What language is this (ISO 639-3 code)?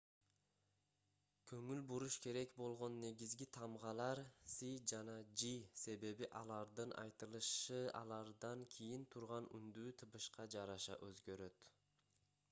kir